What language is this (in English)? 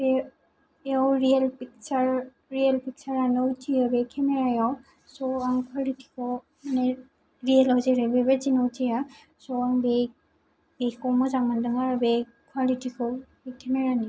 Bodo